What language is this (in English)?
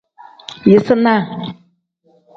Tem